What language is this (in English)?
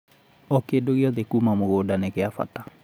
Kikuyu